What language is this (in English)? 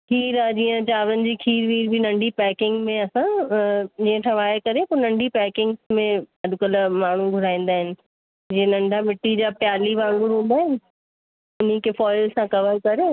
Sindhi